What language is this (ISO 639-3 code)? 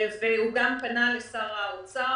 heb